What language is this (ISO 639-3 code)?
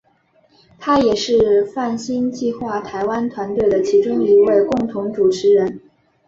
zho